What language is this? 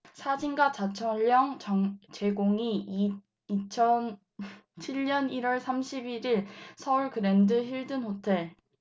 Korean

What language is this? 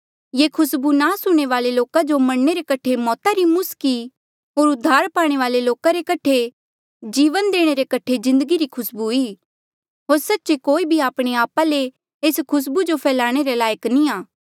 Mandeali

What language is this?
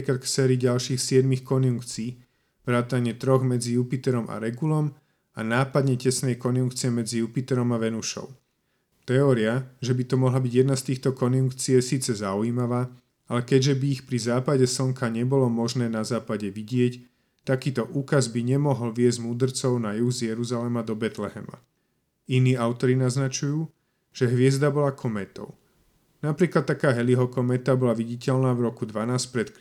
Slovak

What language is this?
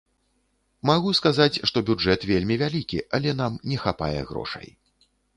Belarusian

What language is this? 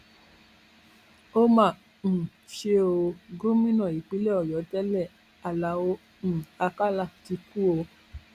Yoruba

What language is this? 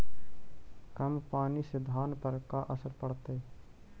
Magahi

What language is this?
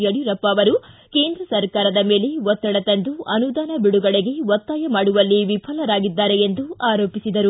Kannada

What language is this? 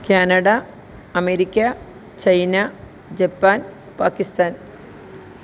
Malayalam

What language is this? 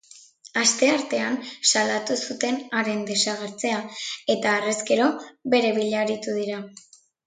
Basque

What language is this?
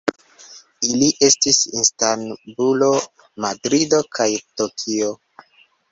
Esperanto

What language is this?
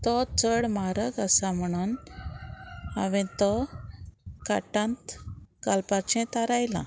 Konkani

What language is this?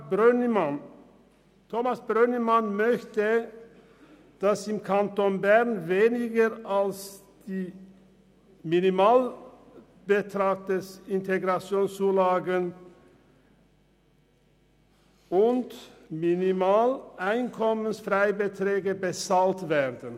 Swiss German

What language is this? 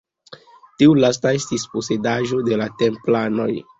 Esperanto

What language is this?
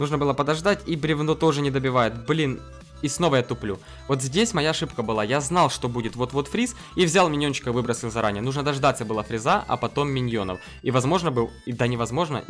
Russian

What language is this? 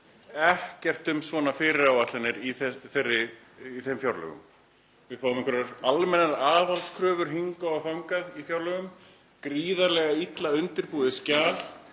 Icelandic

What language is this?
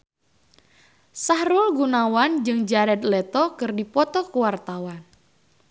Sundanese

